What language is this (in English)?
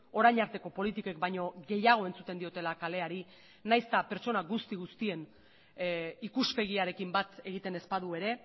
Basque